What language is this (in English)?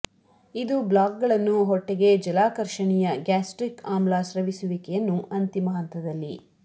Kannada